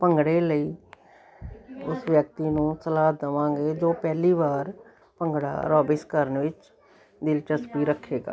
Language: Punjabi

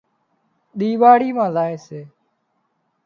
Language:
Wadiyara Koli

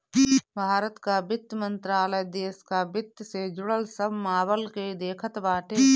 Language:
Bhojpuri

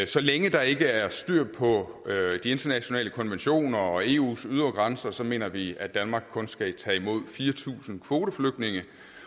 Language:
Danish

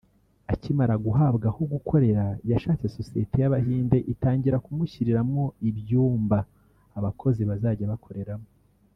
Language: Kinyarwanda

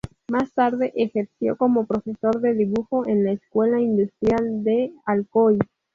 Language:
Spanish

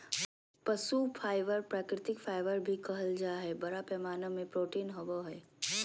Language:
Magahi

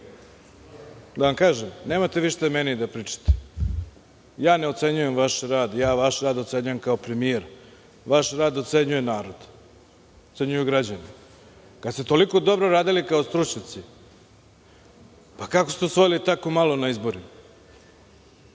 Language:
Serbian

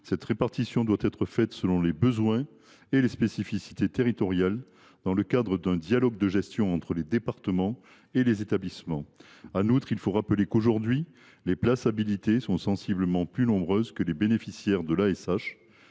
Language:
French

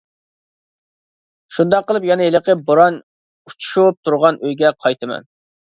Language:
Uyghur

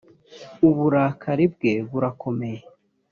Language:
Kinyarwanda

